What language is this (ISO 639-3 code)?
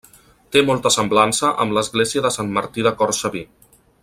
cat